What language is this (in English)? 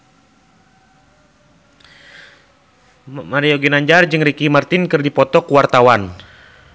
Sundanese